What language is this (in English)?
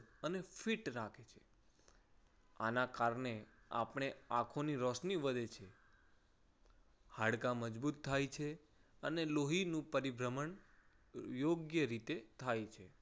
Gujarati